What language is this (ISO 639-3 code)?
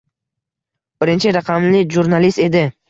uzb